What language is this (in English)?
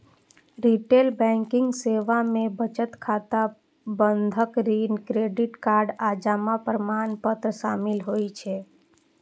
Maithili